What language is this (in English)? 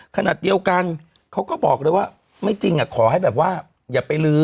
Thai